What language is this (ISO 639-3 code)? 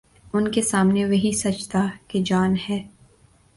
urd